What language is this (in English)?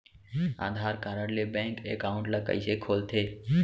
Chhattisgarhi